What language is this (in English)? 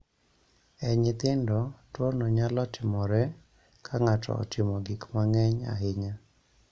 Luo (Kenya and Tanzania)